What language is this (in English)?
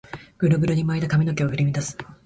Japanese